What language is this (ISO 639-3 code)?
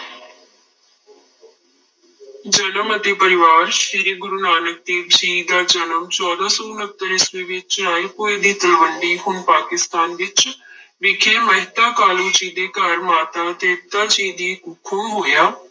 pan